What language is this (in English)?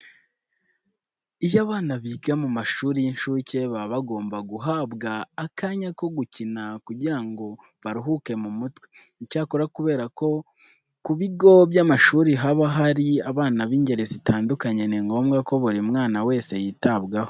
Kinyarwanda